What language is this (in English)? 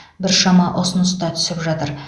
Kazakh